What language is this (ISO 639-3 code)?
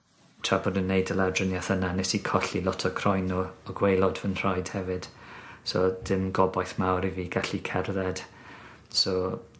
cym